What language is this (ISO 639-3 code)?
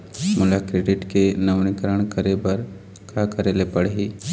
hne